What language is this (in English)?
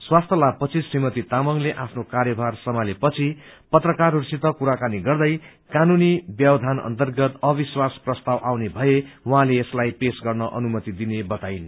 Nepali